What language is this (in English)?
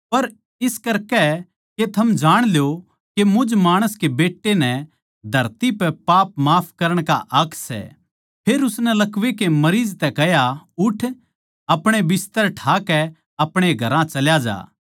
Haryanvi